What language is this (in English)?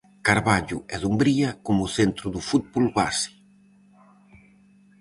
Galician